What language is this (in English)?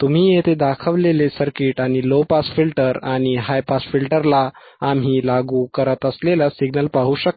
Marathi